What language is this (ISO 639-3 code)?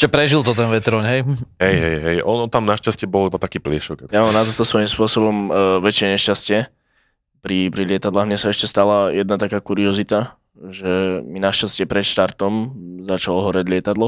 slk